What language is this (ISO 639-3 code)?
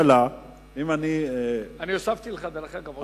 heb